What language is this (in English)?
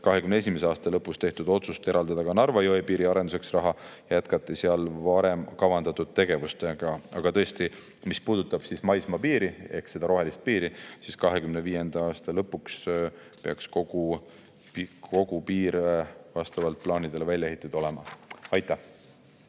Estonian